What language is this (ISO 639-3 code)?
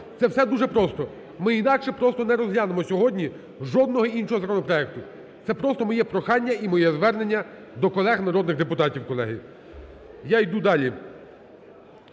ukr